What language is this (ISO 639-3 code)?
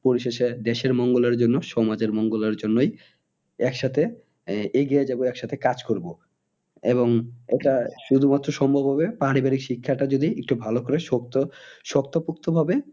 ben